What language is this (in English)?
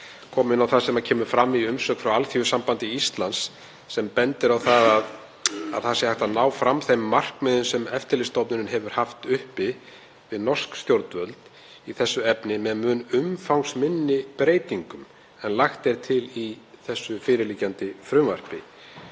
Icelandic